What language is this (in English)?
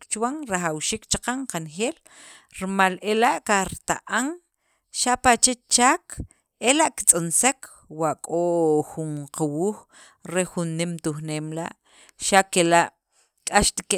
Sacapulteco